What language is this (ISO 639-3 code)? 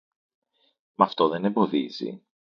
ell